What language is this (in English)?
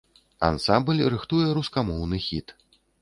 Belarusian